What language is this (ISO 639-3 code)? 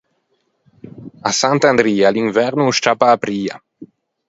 lij